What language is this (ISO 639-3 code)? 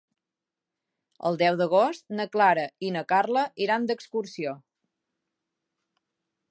cat